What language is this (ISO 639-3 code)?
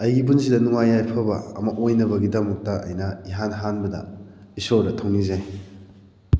mni